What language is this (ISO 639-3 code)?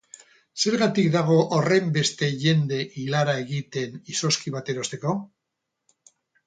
eus